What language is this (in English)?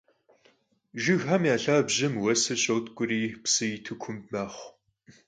Kabardian